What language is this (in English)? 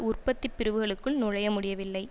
Tamil